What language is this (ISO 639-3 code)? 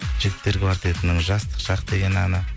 kaz